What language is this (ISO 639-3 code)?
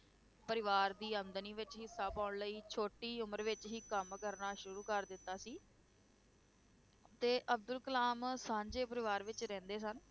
pan